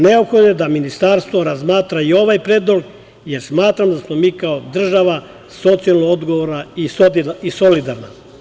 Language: Serbian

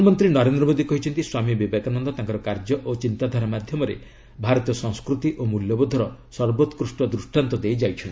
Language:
Odia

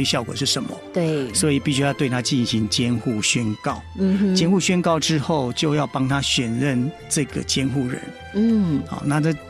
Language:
Chinese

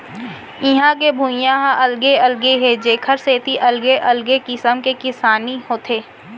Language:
Chhattisgarhi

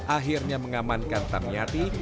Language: Indonesian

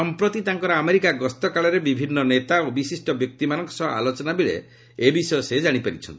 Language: Odia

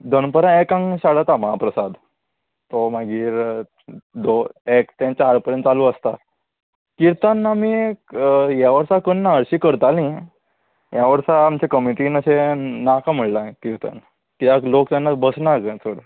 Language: Konkani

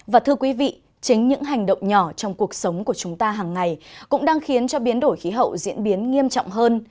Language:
Vietnamese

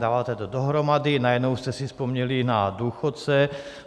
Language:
Czech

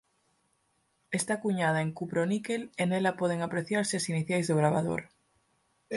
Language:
Galician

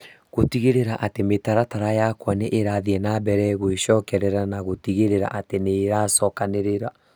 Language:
Kikuyu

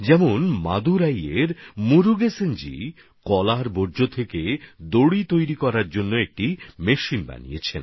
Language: Bangla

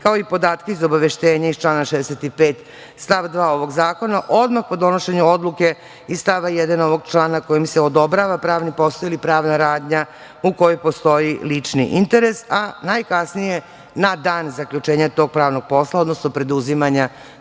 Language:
Serbian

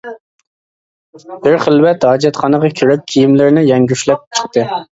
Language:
Uyghur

